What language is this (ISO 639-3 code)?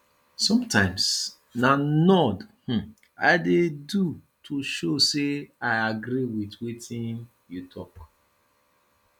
pcm